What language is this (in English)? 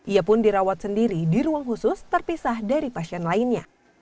Indonesian